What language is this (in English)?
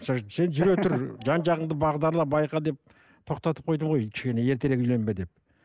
Kazakh